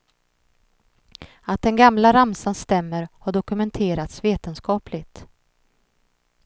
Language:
Swedish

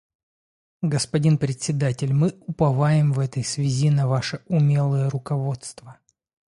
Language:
Russian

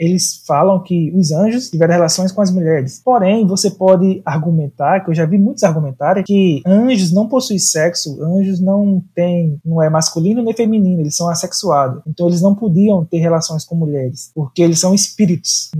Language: Portuguese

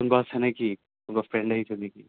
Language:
Assamese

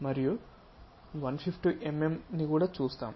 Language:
Telugu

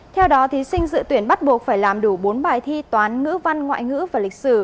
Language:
Vietnamese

